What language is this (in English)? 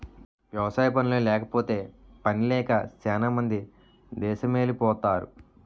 Telugu